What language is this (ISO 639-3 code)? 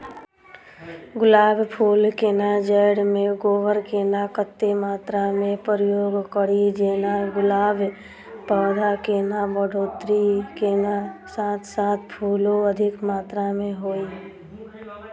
mai